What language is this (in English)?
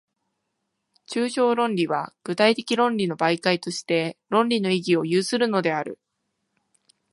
Japanese